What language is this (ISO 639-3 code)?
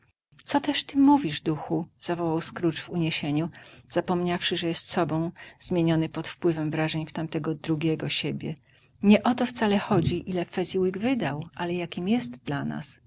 pol